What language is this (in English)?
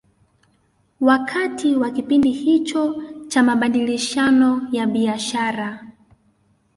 Swahili